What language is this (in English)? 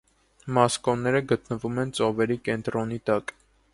Armenian